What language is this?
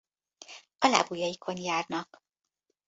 Hungarian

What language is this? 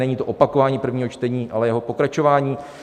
Czech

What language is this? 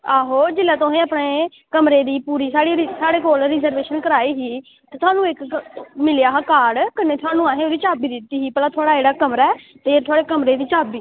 Dogri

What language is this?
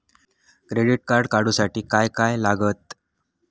Marathi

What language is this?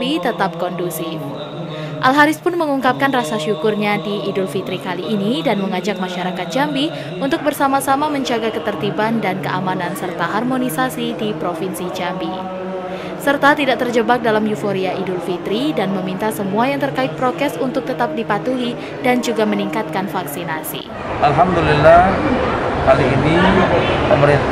Indonesian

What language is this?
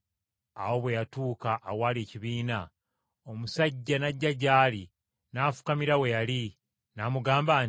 Ganda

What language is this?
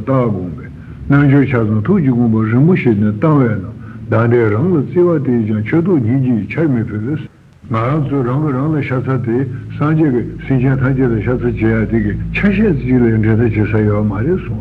Italian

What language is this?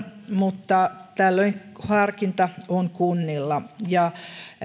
Finnish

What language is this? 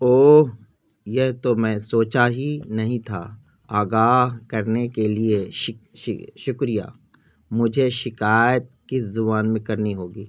Urdu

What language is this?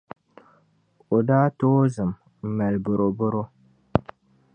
Dagbani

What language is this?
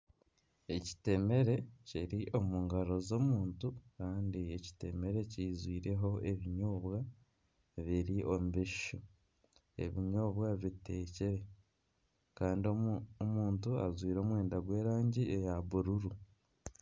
Nyankole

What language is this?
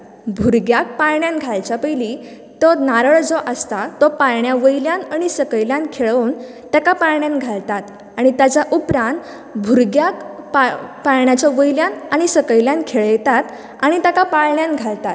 Konkani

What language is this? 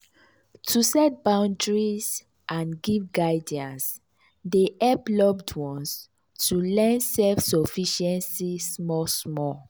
Nigerian Pidgin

